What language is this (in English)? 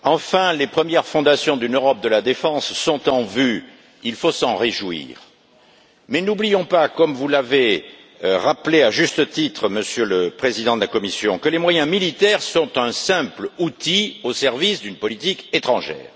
French